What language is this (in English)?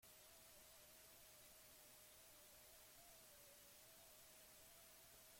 Basque